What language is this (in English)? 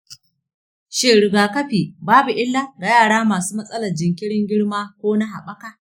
Hausa